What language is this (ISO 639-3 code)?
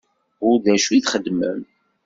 kab